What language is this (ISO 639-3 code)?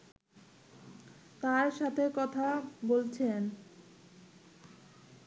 ben